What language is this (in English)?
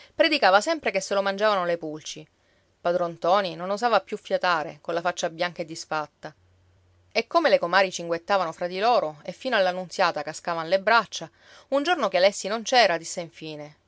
Italian